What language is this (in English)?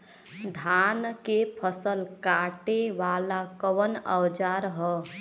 Bhojpuri